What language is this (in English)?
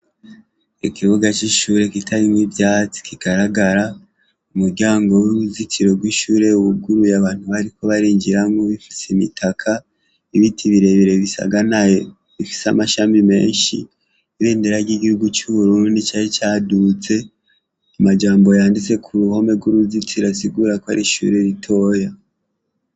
Rundi